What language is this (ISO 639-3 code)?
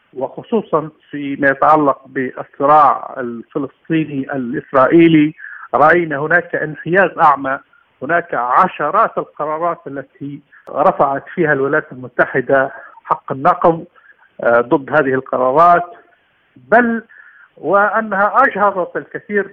ara